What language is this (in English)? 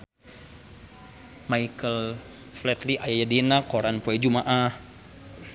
Sundanese